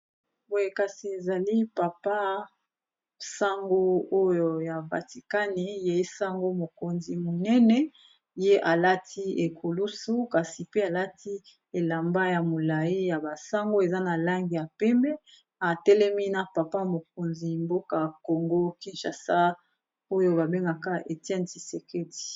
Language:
Lingala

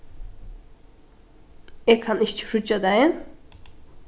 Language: Faroese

